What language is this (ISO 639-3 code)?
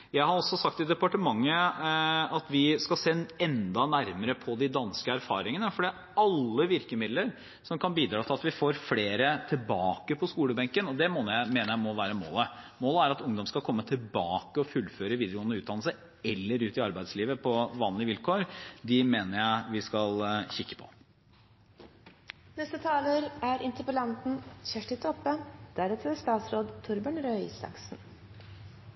nor